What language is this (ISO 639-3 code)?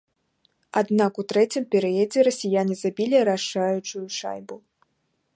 bel